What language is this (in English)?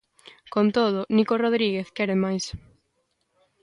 Galician